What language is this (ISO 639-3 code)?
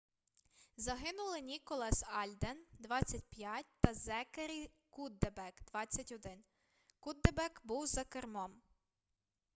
ukr